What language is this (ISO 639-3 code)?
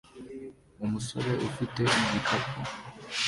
kin